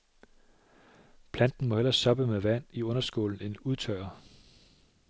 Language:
Danish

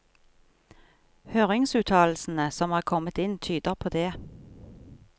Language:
Norwegian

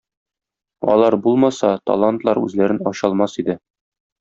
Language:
Tatar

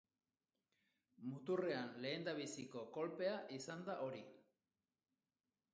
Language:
Basque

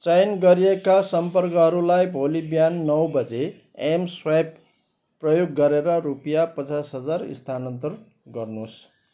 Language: Nepali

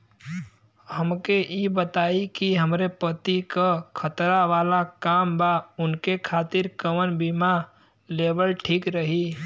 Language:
Bhojpuri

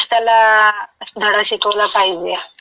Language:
Marathi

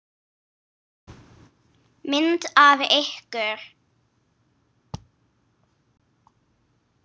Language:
Icelandic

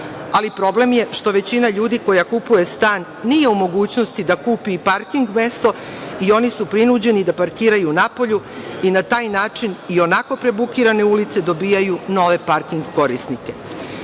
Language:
Serbian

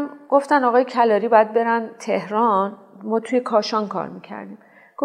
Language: Persian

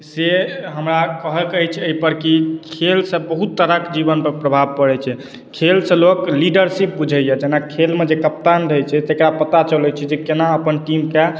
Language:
Maithili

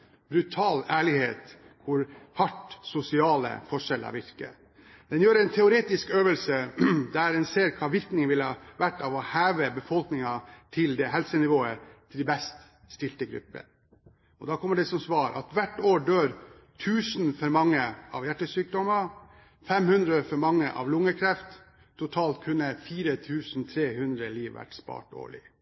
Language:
Norwegian Bokmål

